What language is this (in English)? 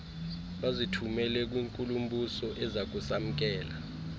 Xhosa